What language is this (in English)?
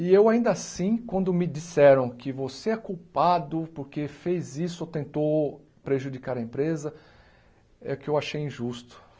Portuguese